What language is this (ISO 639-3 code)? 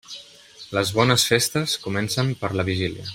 cat